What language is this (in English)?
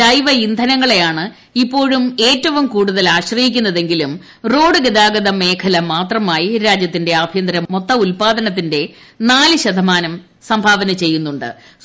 Malayalam